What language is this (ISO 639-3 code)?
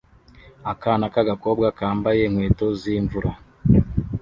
kin